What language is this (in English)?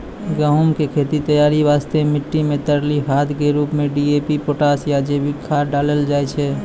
Maithili